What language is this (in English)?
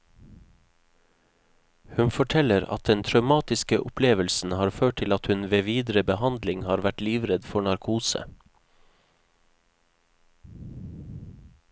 Norwegian